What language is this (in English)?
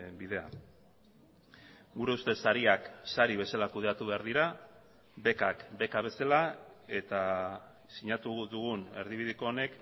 Basque